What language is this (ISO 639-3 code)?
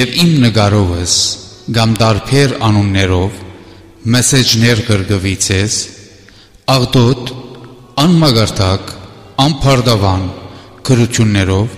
ron